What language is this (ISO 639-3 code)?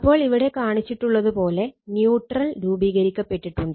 mal